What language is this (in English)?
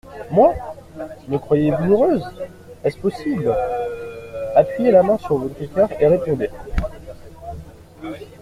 French